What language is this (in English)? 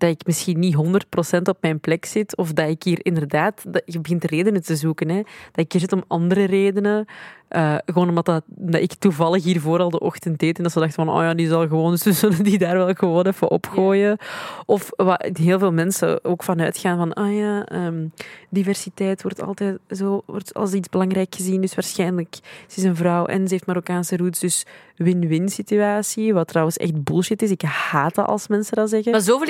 Dutch